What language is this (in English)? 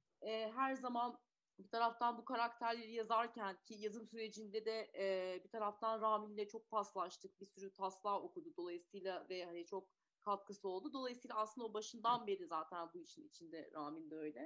Turkish